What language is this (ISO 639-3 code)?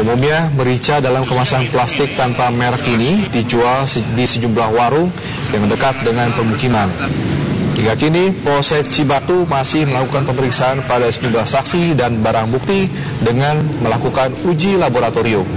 ind